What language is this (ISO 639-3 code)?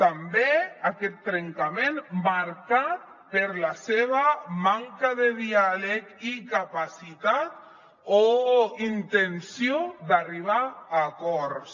cat